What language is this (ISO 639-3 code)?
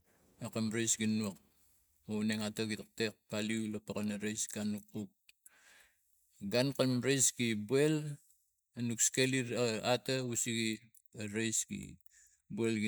tgc